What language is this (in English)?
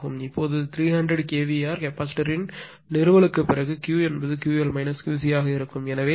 Tamil